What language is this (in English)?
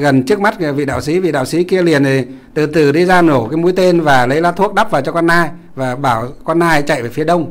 Vietnamese